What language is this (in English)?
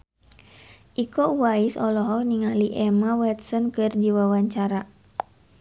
Sundanese